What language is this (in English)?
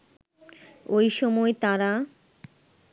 Bangla